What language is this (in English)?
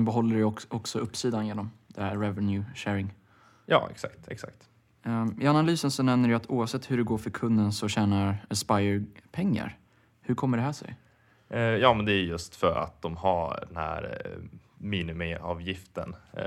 Swedish